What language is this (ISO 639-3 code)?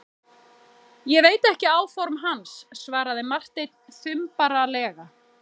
isl